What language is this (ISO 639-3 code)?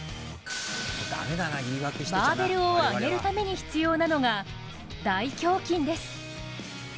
jpn